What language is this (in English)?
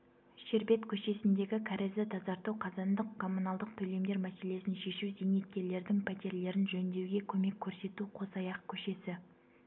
Kazakh